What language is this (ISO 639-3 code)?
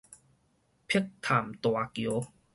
nan